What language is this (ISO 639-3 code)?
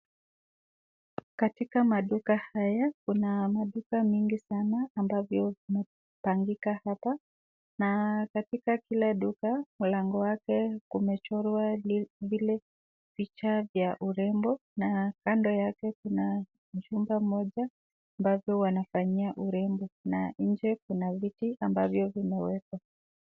swa